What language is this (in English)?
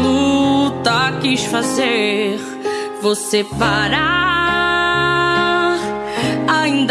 Portuguese